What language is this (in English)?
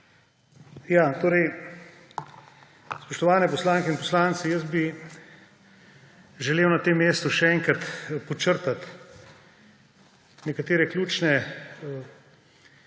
Slovenian